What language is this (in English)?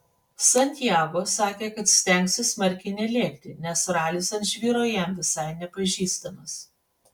Lithuanian